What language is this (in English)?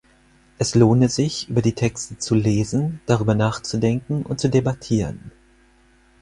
German